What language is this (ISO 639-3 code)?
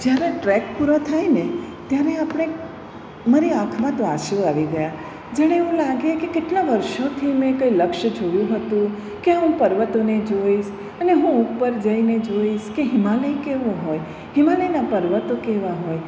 guj